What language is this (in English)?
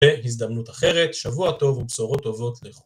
Hebrew